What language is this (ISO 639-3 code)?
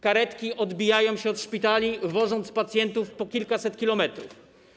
pol